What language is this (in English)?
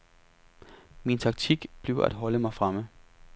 Danish